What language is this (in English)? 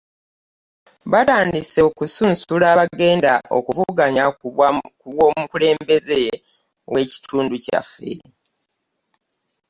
Ganda